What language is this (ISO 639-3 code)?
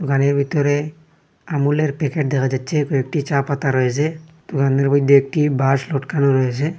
ben